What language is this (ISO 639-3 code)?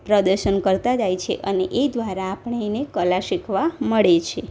guj